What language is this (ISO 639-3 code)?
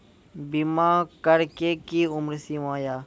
mai